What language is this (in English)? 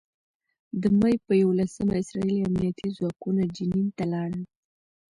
Pashto